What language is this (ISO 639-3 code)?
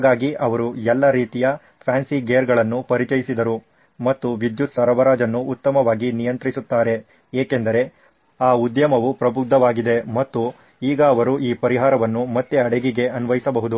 kan